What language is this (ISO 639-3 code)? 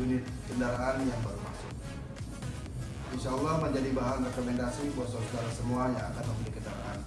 ind